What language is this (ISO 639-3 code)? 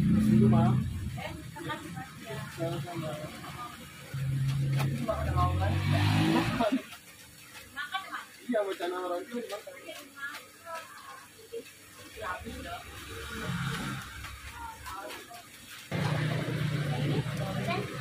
ind